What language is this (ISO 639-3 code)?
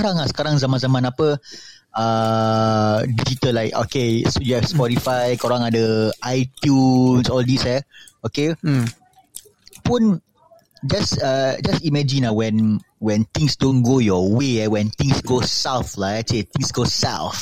msa